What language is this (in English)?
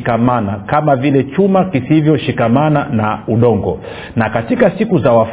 Swahili